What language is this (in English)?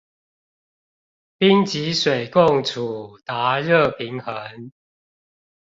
Chinese